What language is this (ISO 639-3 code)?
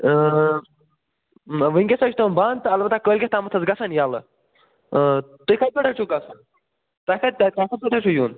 kas